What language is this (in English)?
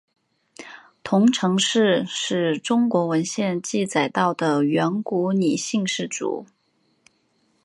Chinese